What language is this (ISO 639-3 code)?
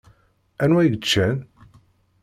kab